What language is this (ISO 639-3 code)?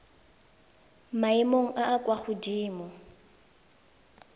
tsn